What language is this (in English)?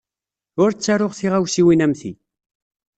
Kabyle